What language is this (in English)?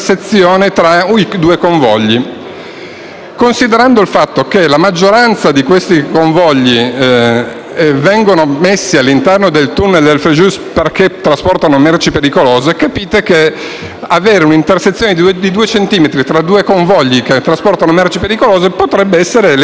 Italian